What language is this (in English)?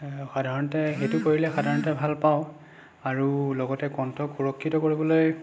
Assamese